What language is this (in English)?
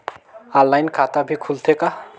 Chhattisgarhi